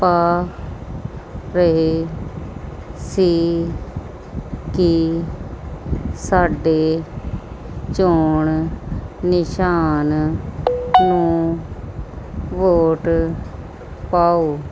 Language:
Punjabi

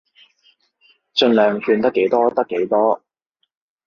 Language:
Cantonese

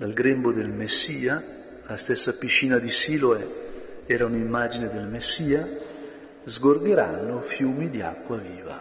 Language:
Italian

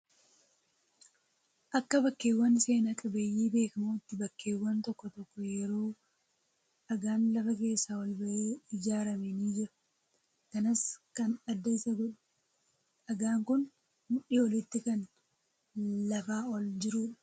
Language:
Oromo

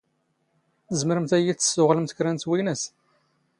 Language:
Standard Moroccan Tamazight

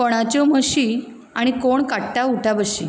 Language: Konkani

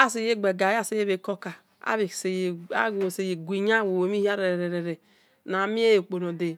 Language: Esan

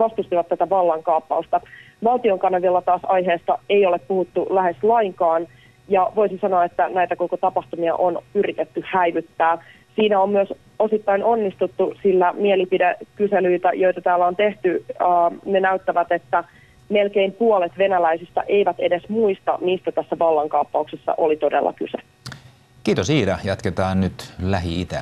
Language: Finnish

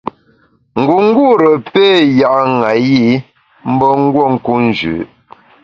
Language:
Bamun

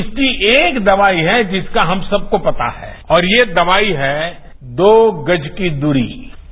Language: Hindi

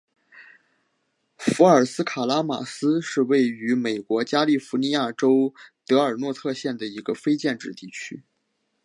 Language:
Chinese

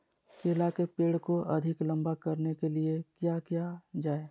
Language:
Magahi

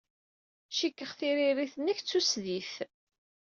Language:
Kabyle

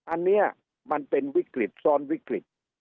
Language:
Thai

